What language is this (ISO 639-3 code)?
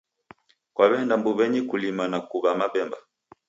dav